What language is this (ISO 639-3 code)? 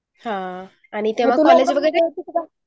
mar